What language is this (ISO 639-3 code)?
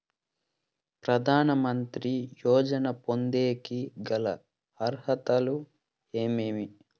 tel